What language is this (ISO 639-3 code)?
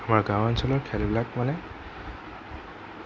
asm